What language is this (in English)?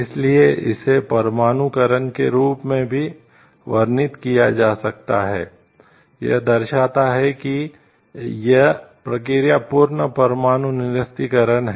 Hindi